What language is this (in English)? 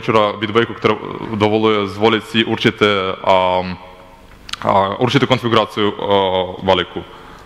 Ukrainian